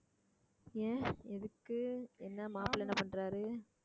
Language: Tamil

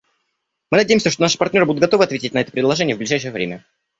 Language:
Russian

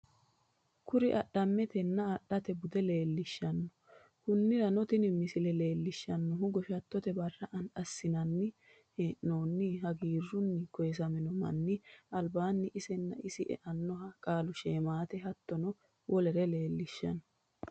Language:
Sidamo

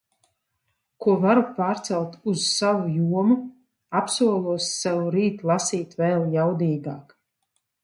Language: Latvian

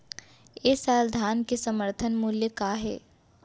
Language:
Chhattisgarhi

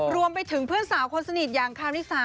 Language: Thai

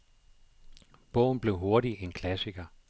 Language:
Danish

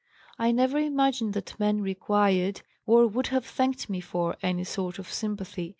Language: English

